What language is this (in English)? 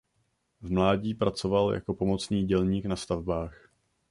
Czech